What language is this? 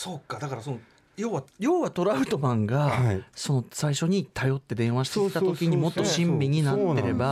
Japanese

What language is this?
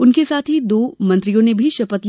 Hindi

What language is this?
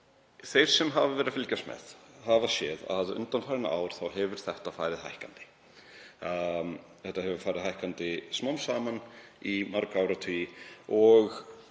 Icelandic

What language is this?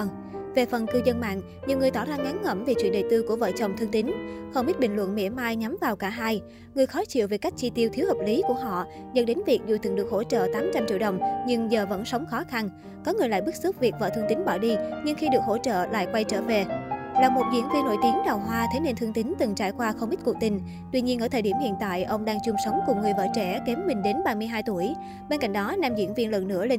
Vietnamese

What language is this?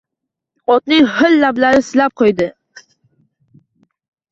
Uzbek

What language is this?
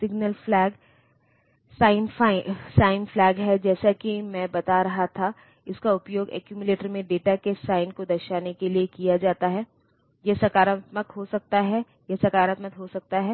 Hindi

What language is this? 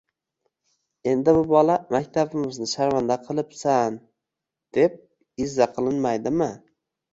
Uzbek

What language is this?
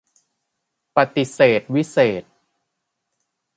Thai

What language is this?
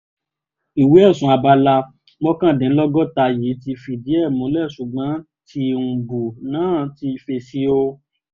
Yoruba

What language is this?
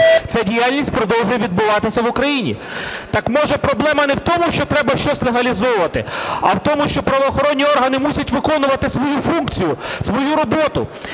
Ukrainian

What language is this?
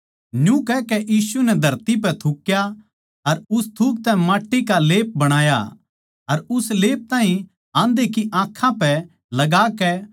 Haryanvi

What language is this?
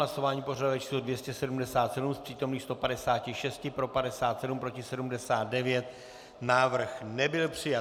Czech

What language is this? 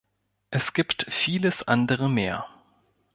German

